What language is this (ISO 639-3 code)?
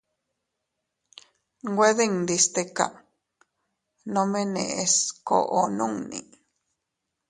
cut